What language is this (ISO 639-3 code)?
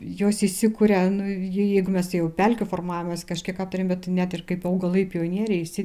lit